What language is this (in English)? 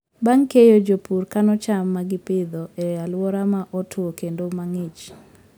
Luo (Kenya and Tanzania)